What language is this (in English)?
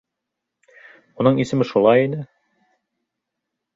Bashkir